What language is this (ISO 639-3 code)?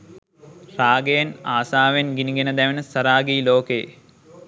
sin